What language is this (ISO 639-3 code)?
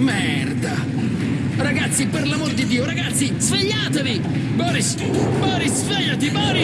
ita